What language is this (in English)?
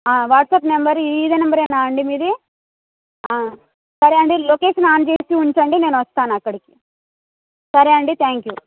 Telugu